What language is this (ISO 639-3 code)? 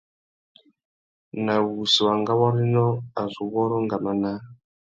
bag